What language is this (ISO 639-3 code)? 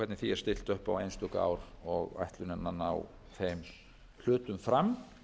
isl